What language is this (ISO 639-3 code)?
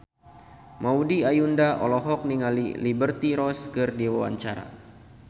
sun